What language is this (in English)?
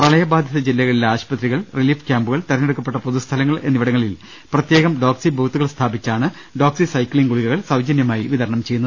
Malayalam